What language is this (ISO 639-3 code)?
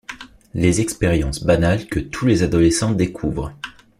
fra